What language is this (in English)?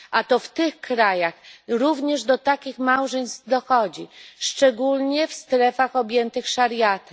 Polish